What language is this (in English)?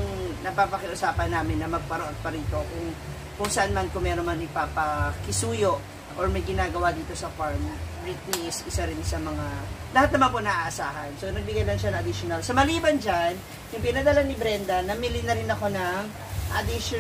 Filipino